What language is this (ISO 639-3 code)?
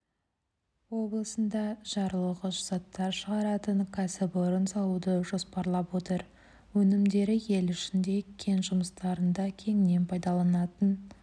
kaz